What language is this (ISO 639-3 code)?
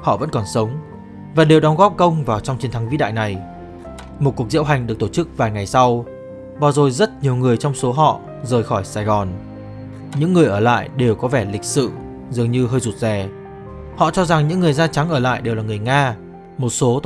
vie